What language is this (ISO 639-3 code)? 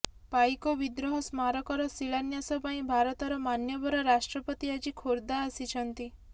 ori